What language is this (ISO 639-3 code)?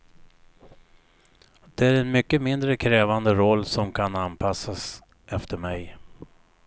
swe